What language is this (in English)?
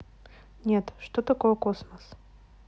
Russian